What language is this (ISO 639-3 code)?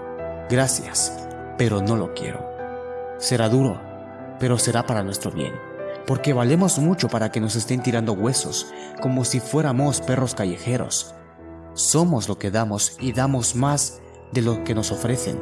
spa